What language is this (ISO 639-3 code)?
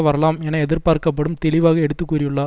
tam